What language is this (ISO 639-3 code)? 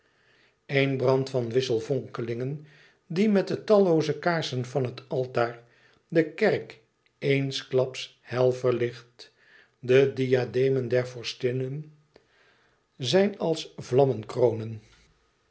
nld